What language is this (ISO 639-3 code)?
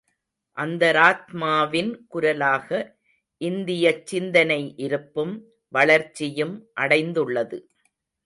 tam